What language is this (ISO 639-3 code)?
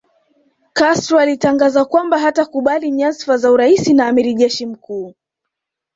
swa